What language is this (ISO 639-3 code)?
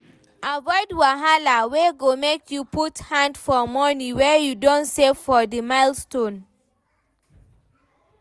pcm